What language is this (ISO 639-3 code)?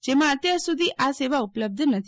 guj